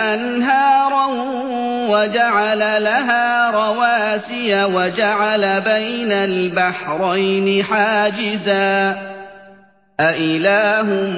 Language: Arabic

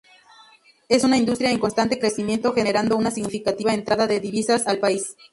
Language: Spanish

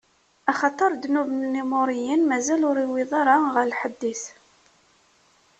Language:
Kabyle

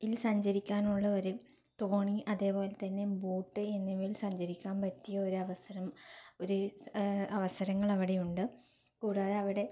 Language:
Malayalam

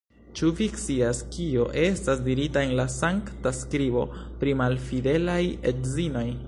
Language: Esperanto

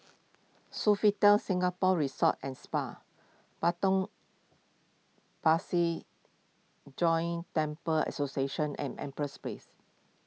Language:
English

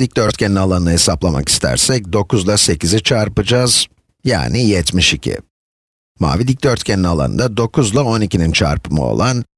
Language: Turkish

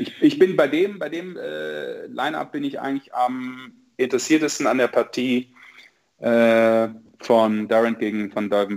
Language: German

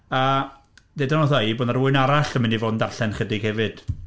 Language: Welsh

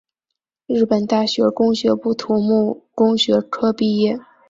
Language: Chinese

